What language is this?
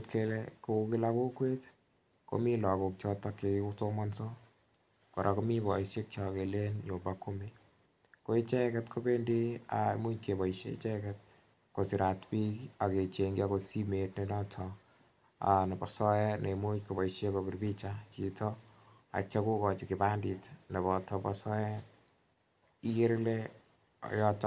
Kalenjin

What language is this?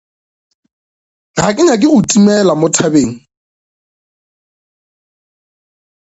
Northern Sotho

